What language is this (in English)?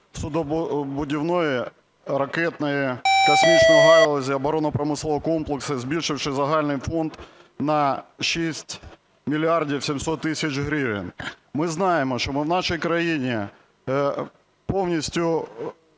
Ukrainian